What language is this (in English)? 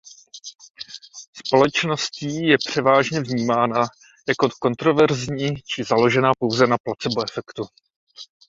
Czech